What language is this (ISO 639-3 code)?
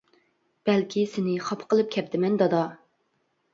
uig